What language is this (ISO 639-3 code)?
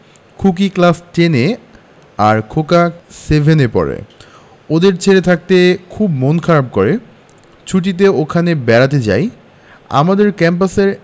ben